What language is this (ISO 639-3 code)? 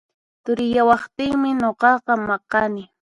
qxp